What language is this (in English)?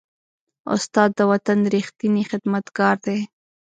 Pashto